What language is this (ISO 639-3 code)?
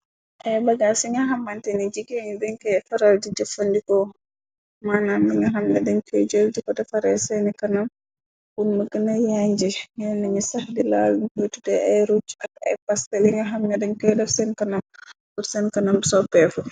wol